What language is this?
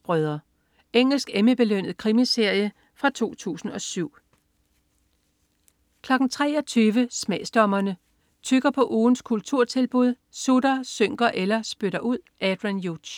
Danish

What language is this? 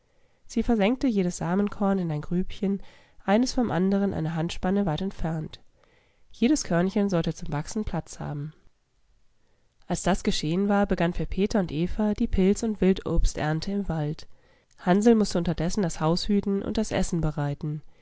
German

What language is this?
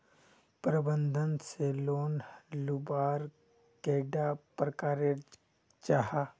Magahi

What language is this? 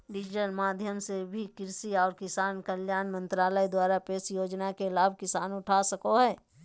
Magahi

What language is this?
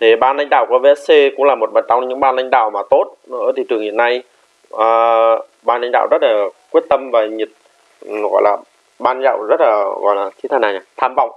Vietnamese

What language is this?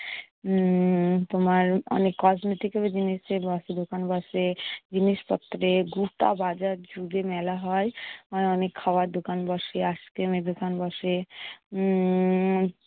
Bangla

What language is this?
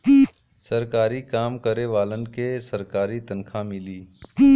Bhojpuri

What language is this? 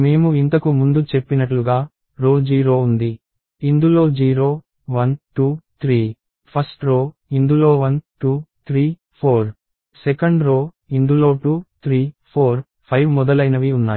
Telugu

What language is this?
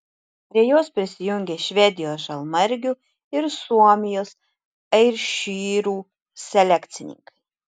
Lithuanian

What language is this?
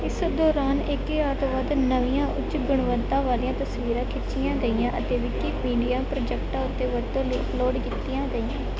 Punjabi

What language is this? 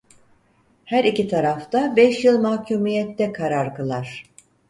Turkish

